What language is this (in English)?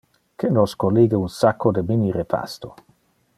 Interlingua